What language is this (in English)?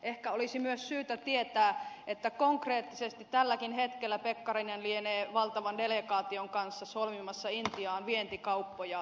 Finnish